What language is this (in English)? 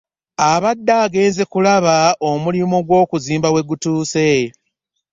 Ganda